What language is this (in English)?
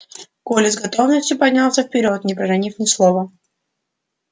Russian